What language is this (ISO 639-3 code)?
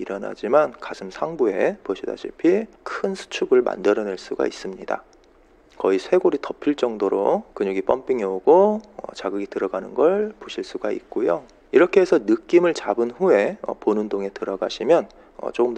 kor